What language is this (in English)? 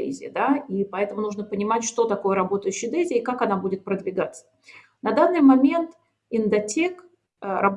Russian